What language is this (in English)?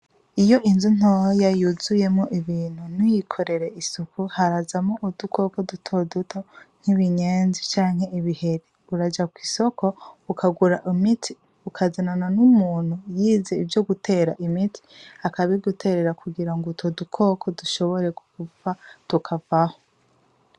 Rundi